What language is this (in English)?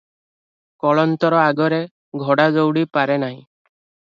Odia